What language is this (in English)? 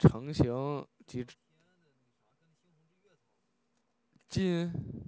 Chinese